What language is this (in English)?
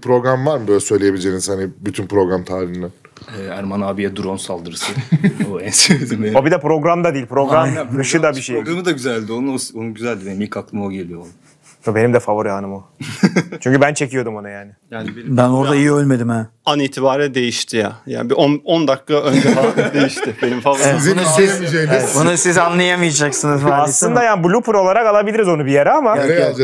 Turkish